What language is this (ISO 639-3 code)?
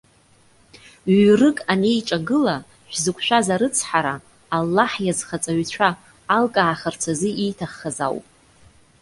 abk